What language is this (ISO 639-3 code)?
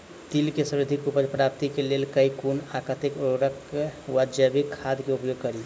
mai